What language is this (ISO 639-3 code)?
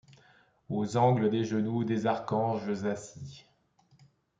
fra